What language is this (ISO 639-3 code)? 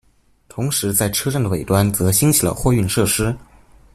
zho